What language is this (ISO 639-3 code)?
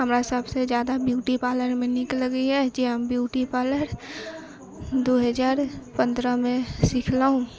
mai